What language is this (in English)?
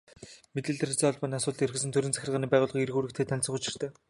Mongolian